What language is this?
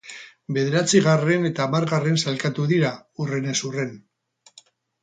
Basque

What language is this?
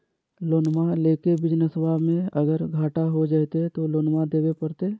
Magahi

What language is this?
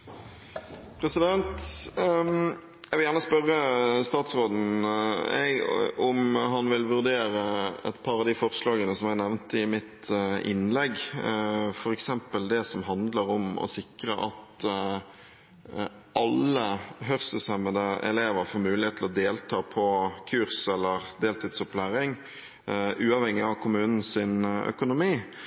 Norwegian Bokmål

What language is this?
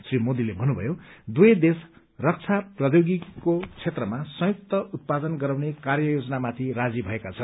Nepali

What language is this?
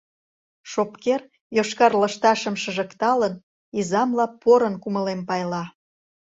Mari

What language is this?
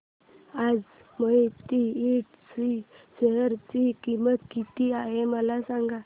Marathi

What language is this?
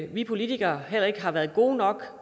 Danish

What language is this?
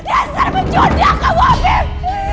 Indonesian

